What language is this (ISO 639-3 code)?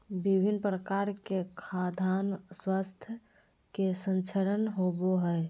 mag